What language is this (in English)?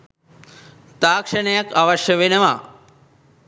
Sinhala